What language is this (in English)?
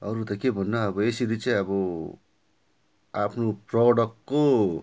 Nepali